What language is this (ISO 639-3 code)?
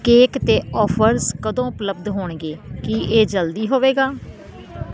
pan